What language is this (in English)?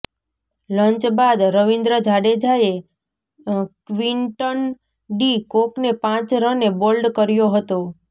Gujarati